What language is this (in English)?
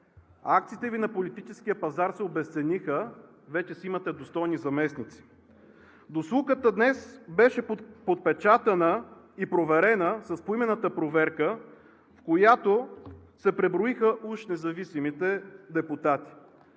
Bulgarian